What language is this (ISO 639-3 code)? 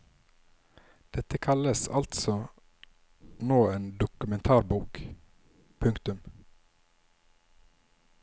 nor